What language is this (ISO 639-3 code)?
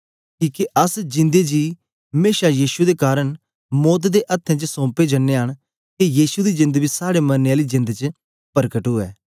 doi